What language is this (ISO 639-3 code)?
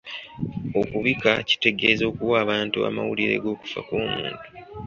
lug